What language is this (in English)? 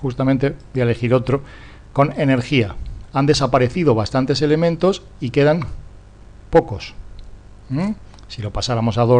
Spanish